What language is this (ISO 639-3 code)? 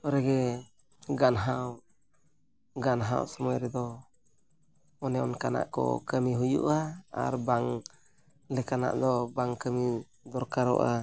sat